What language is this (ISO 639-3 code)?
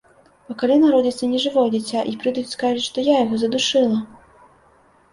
bel